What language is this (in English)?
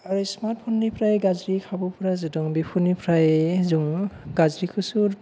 Bodo